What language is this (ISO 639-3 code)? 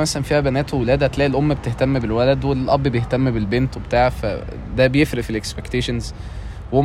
ara